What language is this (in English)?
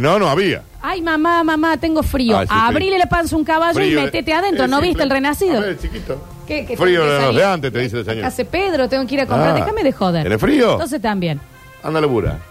Spanish